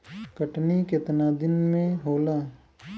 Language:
Bhojpuri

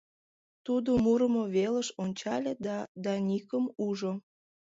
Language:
Mari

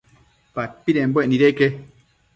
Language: Matsés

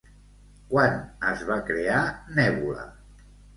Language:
Catalan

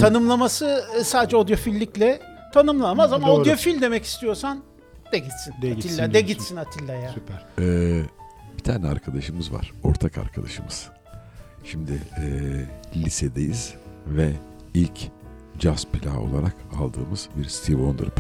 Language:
Turkish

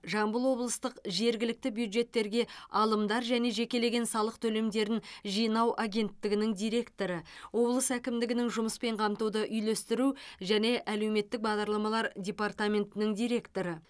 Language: Kazakh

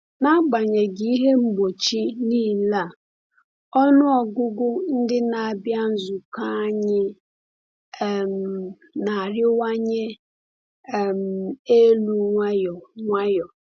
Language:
Igbo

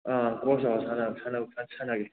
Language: Manipuri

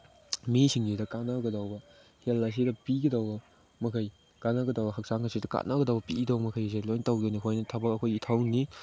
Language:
Manipuri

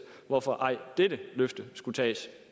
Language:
Danish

